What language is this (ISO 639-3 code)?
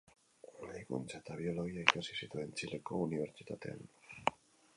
eus